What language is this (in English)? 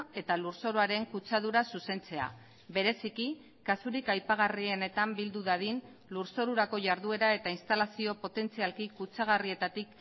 Basque